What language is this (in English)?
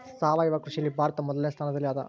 Kannada